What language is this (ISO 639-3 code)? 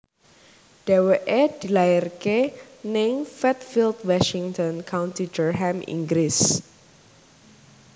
jav